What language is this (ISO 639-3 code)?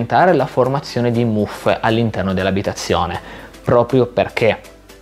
ita